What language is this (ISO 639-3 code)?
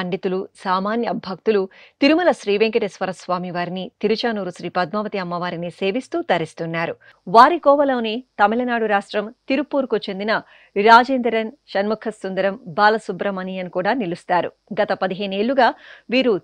tel